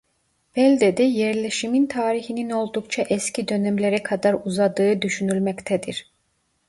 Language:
Turkish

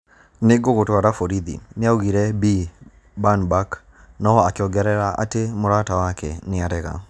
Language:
Kikuyu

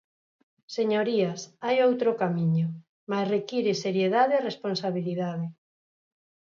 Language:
Galician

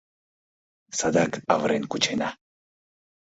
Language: Mari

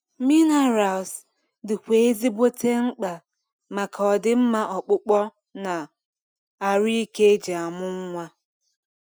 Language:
Igbo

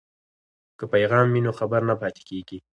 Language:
Pashto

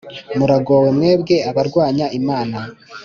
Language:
Kinyarwanda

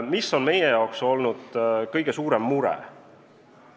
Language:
Estonian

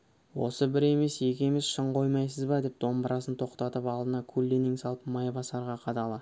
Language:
Kazakh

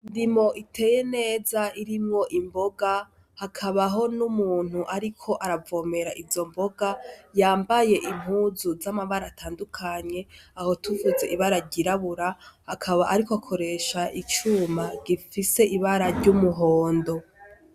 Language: Rundi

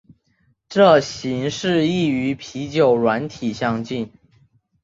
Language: Chinese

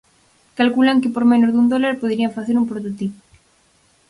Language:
Galician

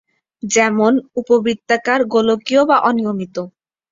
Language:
Bangla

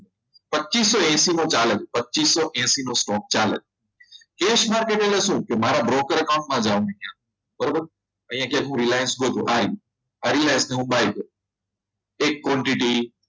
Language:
Gujarati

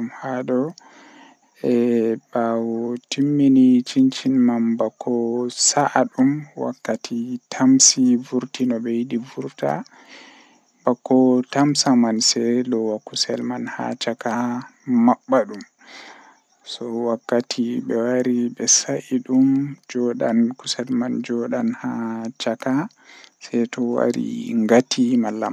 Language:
Western Niger Fulfulde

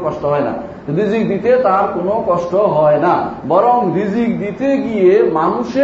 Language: Bangla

